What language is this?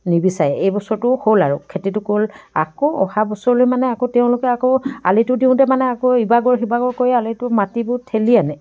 Assamese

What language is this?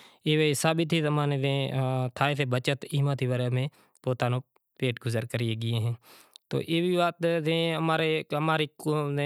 Kachi Koli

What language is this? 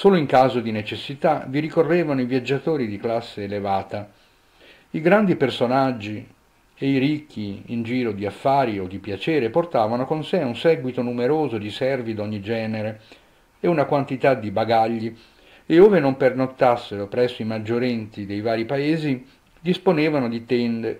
Italian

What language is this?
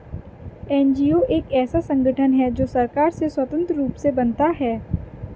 Hindi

